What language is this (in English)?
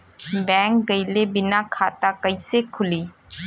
Bhojpuri